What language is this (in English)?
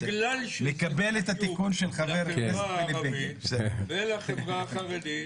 Hebrew